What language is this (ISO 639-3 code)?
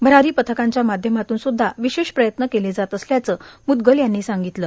mar